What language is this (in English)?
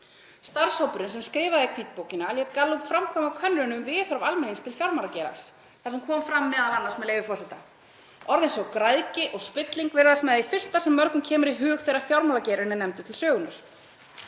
Icelandic